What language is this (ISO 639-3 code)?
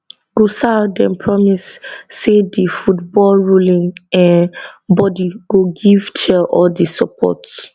pcm